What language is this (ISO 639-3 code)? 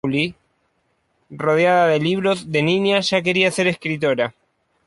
spa